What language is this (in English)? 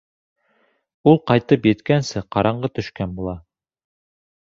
Bashkir